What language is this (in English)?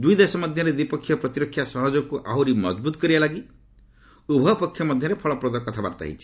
Odia